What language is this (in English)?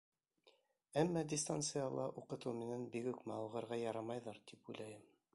Bashkir